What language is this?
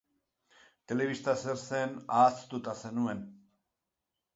Basque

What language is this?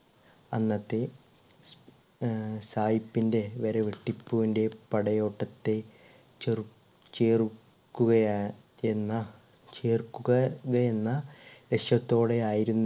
Malayalam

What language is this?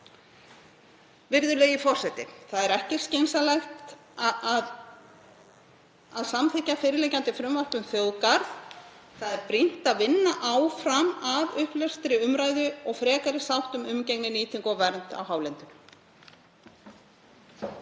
Icelandic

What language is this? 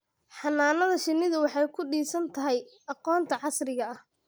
Somali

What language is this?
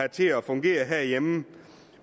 Danish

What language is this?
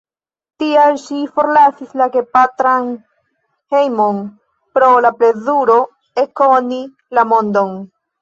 Esperanto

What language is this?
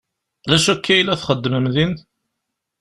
Kabyle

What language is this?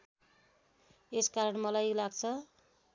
Nepali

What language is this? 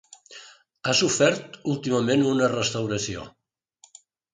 Catalan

